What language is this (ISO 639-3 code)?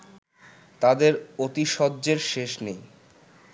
ben